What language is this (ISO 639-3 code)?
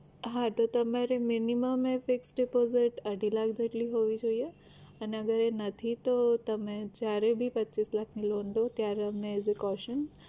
guj